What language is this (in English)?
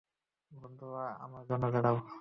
Bangla